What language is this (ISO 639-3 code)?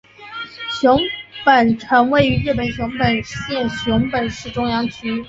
zho